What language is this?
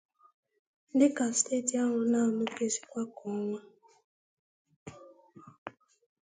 Igbo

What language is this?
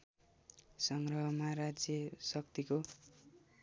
Nepali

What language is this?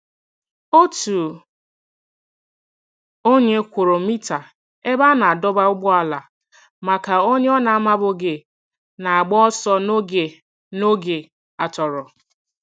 Igbo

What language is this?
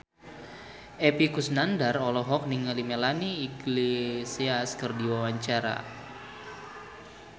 Sundanese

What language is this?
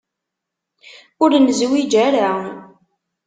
Kabyle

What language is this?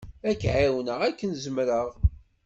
Kabyle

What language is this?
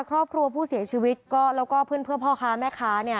Thai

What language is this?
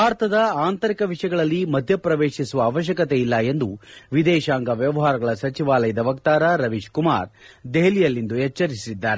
Kannada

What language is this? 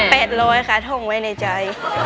Thai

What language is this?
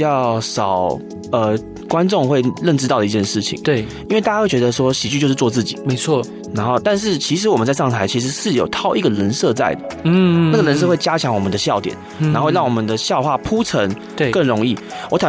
Chinese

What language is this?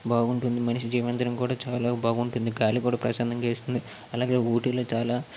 Telugu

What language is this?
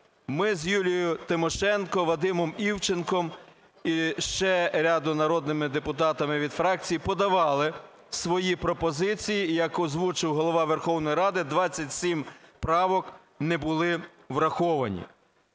Ukrainian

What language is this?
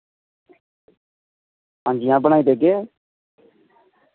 Dogri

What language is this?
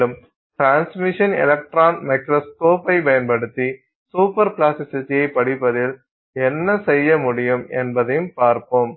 Tamil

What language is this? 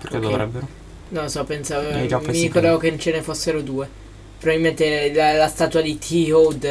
Italian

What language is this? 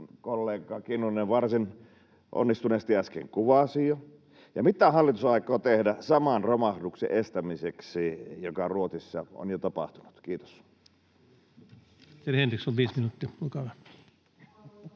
Finnish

